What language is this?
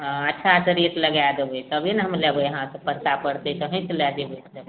Maithili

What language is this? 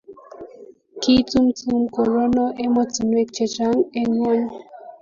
Kalenjin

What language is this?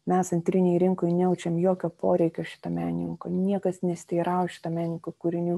Lithuanian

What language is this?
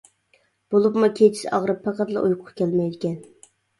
Uyghur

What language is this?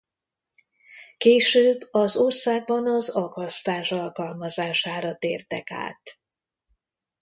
Hungarian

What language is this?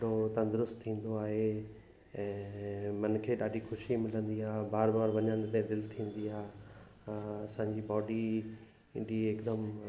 Sindhi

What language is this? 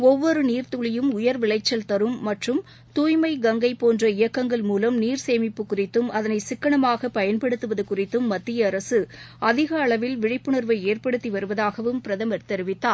Tamil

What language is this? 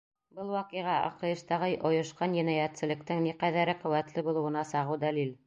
Bashkir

